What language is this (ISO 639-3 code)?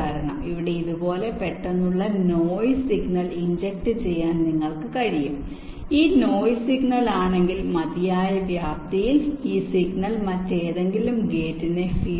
mal